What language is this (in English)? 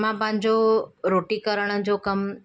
Sindhi